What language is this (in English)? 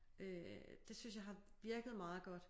Danish